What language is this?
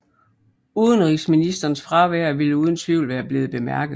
Danish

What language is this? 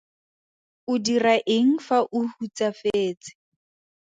Tswana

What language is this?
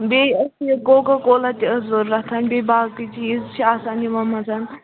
Kashmiri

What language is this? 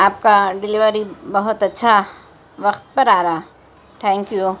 Urdu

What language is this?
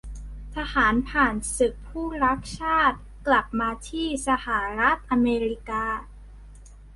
Thai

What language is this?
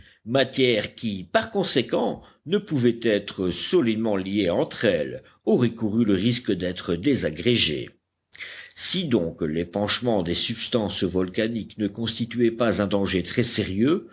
French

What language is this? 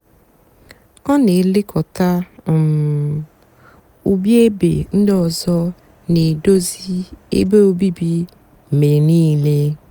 Igbo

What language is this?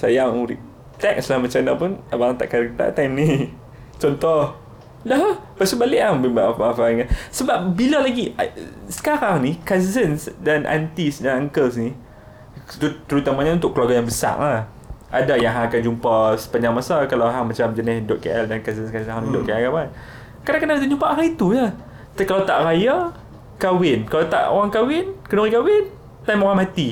Malay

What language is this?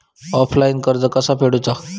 Marathi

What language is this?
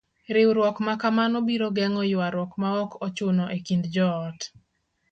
Luo (Kenya and Tanzania)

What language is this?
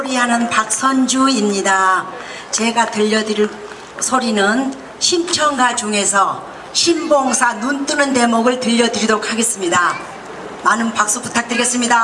Korean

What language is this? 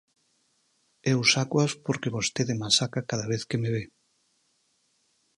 Galician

